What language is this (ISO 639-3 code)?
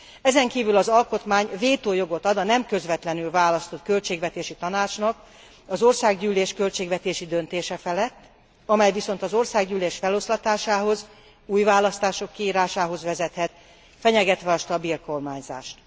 hun